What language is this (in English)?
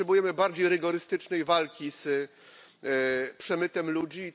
Polish